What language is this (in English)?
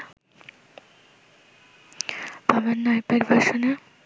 Bangla